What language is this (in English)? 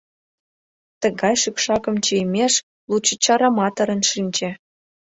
Mari